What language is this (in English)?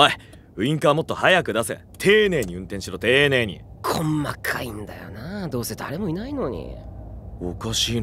Japanese